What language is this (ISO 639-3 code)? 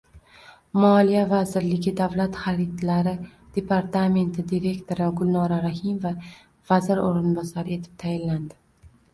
uzb